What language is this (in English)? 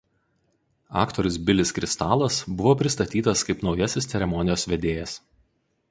Lithuanian